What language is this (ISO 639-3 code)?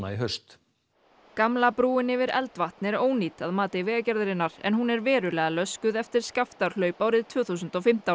isl